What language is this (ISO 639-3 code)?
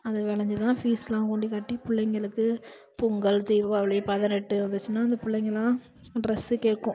tam